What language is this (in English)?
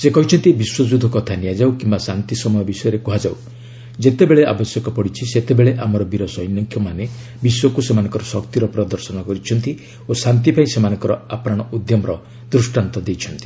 Odia